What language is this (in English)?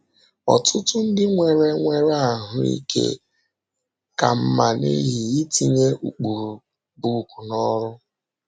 Igbo